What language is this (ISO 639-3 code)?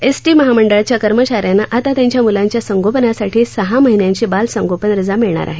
mar